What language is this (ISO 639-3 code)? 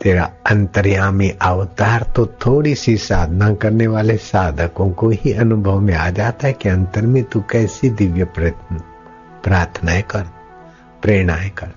hin